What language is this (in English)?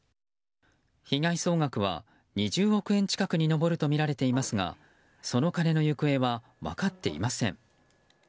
Japanese